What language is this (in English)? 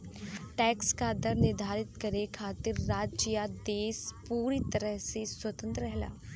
Bhojpuri